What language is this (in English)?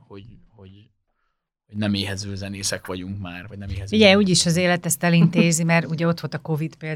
Hungarian